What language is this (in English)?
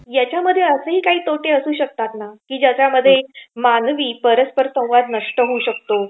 Marathi